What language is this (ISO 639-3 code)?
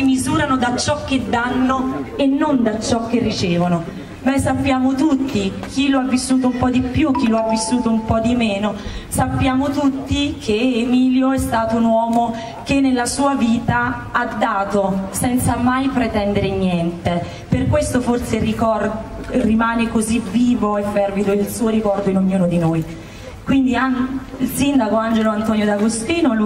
ita